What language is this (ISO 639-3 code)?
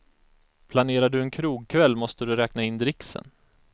swe